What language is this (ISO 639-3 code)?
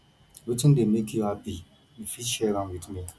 pcm